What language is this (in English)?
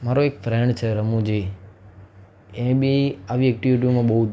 Gujarati